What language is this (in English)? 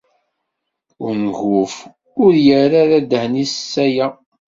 Kabyle